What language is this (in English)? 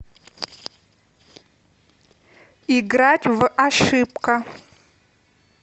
Russian